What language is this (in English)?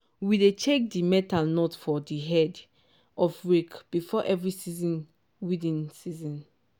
Nigerian Pidgin